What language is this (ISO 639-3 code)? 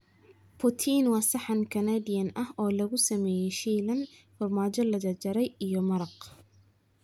som